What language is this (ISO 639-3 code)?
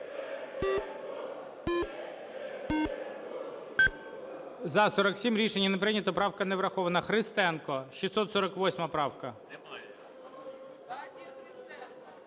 ukr